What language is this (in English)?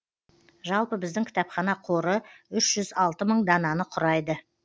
Kazakh